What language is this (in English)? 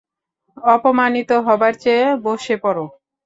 Bangla